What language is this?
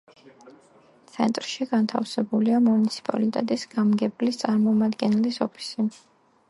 Georgian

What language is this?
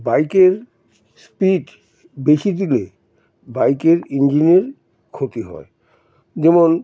Bangla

